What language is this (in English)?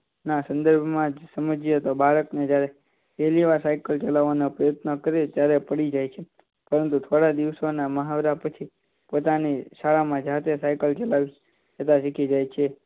Gujarati